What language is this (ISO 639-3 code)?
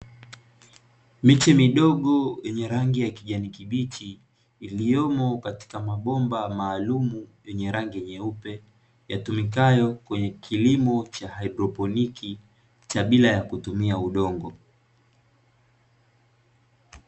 swa